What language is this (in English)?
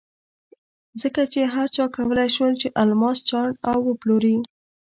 Pashto